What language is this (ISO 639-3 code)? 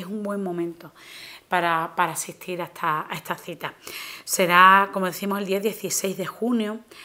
spa